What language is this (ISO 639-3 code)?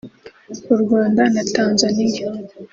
kin